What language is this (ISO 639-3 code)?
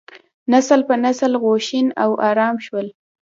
pus